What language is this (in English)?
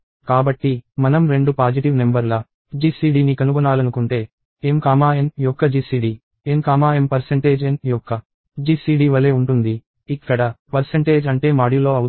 Telugu